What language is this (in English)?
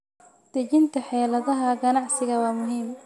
Somali